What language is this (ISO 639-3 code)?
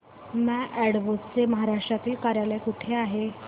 mar